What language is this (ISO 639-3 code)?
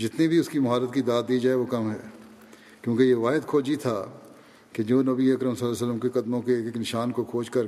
urd